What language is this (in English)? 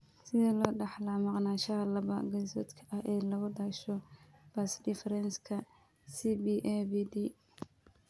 Somali